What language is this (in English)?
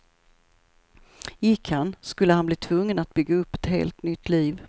Swedish